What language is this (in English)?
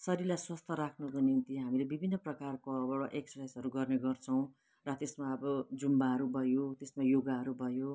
Nepali